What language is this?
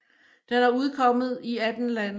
Danish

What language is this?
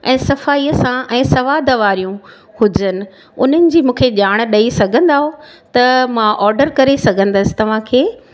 Sindhi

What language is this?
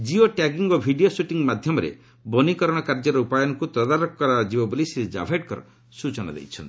Odia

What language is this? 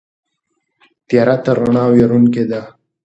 Pashto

